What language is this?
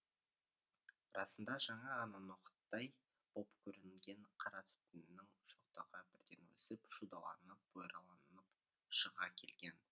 Kazakh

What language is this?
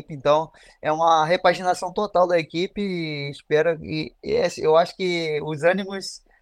Portuguese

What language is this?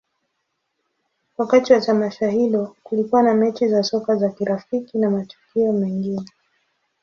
Swahili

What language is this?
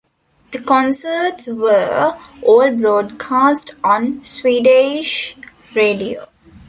English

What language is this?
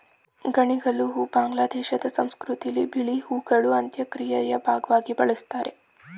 Kannada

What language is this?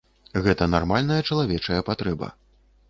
Belarusian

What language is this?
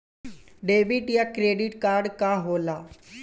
Bhojpuri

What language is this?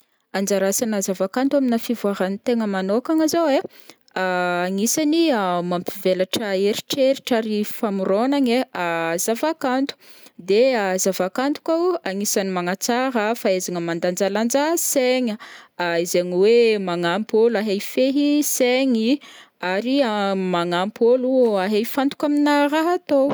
Northern Betsimisaraka Malagasy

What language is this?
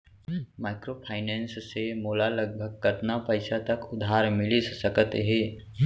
Chhattisgarhi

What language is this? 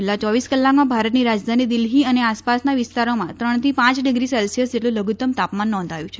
Gujarati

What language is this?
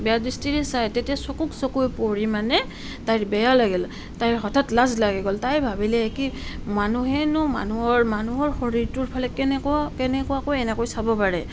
Assamese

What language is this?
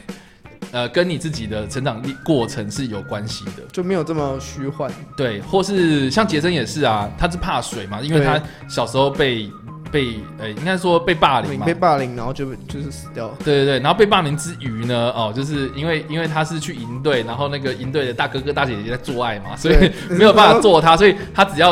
Chinese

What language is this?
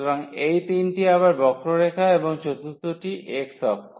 Bangla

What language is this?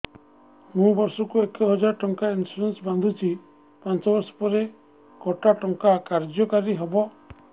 Odia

